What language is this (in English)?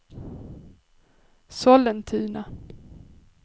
Swedish